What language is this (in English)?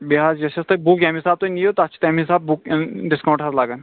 Kashmiri